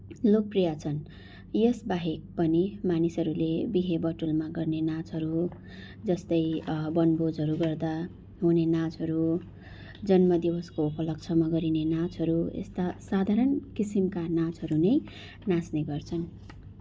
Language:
Nepali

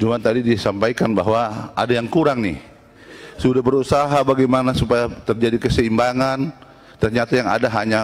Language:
Indonesian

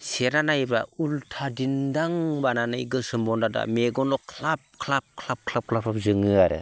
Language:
Bodo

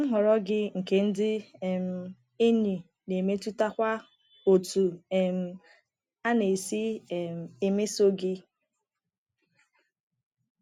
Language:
Igbo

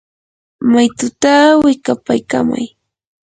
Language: Yanahuanca Pasco Quechua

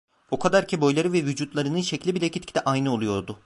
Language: Turkish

